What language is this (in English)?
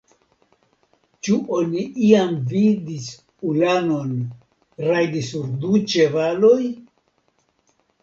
Esperanto